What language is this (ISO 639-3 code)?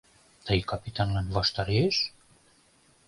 chm